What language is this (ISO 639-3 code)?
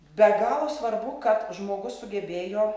lit